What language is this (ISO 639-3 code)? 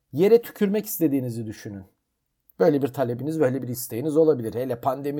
tur